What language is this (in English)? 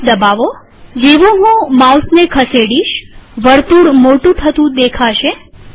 Gujarati